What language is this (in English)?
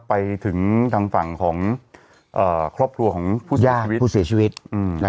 Thai